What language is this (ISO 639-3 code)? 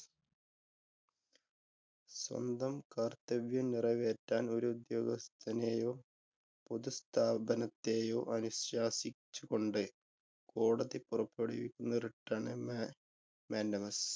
mal